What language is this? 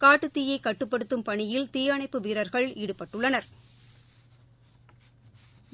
Tamil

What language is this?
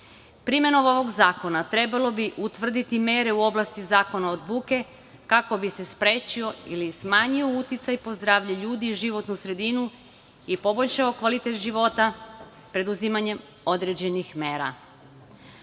Serbian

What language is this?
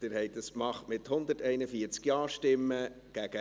Swiss German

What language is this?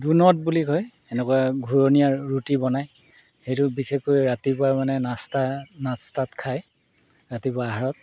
Assamese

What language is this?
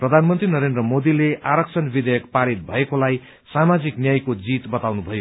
Nepali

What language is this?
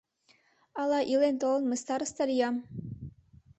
Mari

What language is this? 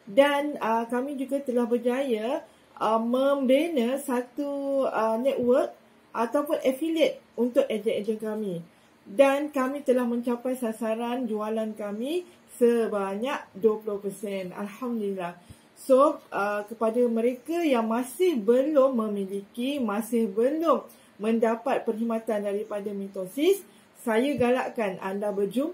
Malay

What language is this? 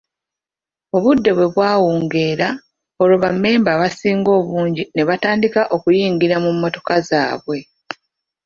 Ganda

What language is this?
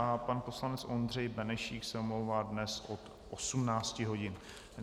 Czech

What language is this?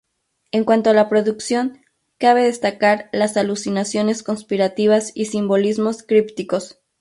Spanish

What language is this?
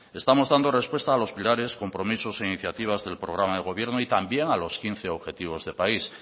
Spanish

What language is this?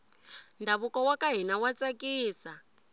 Tsonga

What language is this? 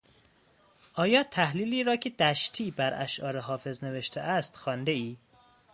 Persian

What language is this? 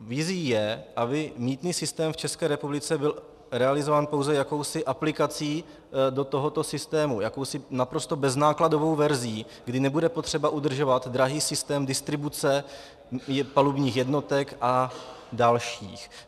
Czech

